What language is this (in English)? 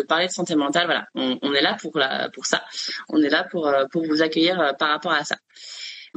French